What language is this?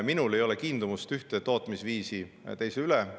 Estonian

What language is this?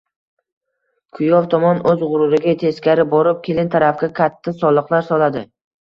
Uzbek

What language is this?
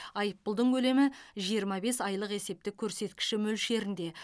Kazakh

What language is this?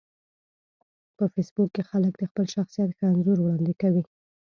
Pashto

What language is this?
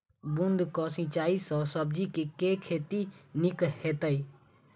Maithili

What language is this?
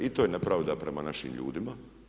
Croatian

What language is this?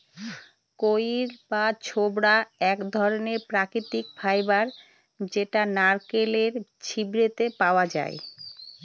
Bangla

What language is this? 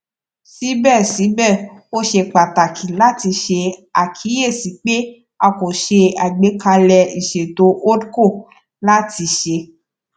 Yoruba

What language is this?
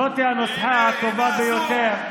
Hebrew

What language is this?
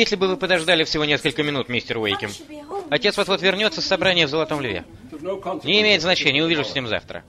Russian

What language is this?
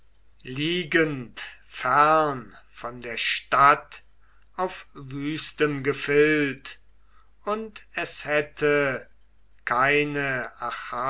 German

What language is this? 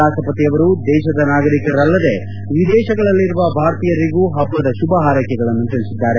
Kannada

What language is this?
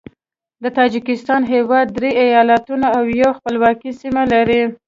Pashto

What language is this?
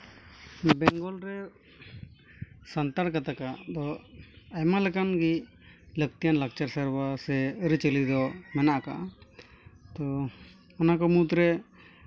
Santali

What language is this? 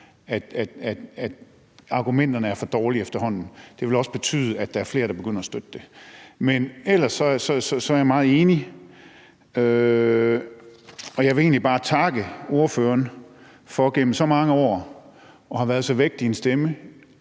Danish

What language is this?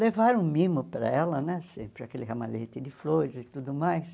Portuguese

